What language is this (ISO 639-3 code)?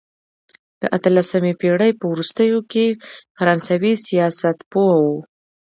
pus